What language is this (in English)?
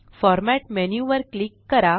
Marathi